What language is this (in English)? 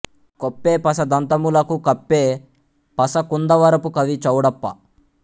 Telugu